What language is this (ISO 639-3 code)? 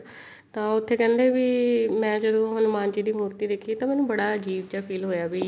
pan